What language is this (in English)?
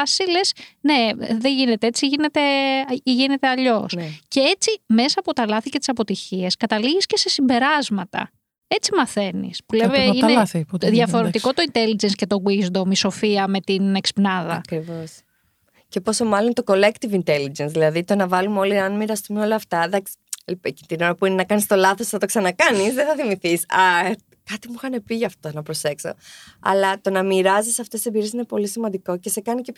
Greek